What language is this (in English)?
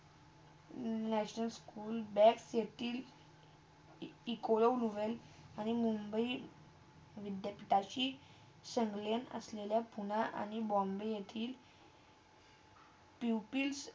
Marathi